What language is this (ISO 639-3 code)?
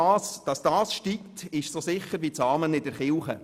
gsw